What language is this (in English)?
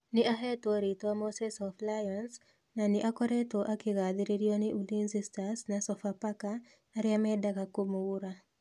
Kikuyu